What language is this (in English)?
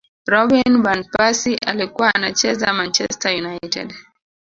Swahili